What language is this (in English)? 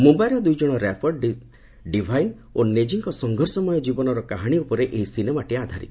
Odia